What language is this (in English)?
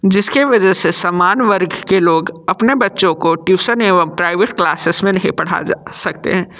Hindi